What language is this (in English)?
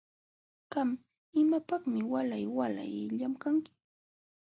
Jauja Wanca Quechua